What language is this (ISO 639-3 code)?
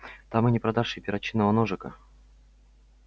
rus